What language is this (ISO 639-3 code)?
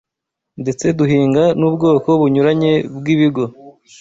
kin